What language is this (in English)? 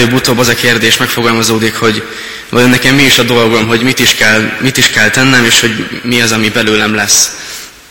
Hungarian